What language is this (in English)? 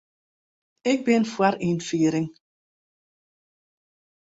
Western Frisian